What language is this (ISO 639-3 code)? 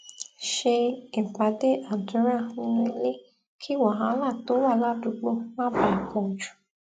yor